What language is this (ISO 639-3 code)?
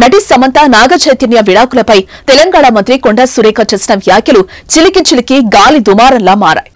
tel